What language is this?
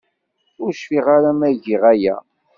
Kabyle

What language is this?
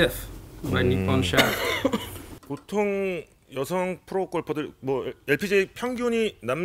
Korean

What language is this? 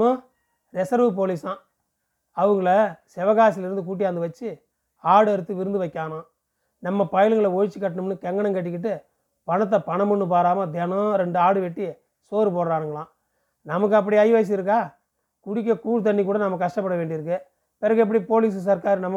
Tamil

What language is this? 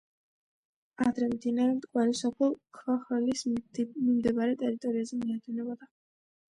Georgian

